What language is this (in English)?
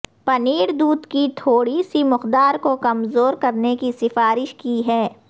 Urdu